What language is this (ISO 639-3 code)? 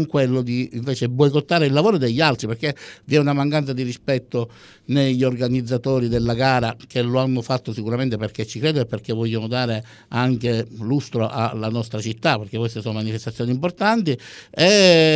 ita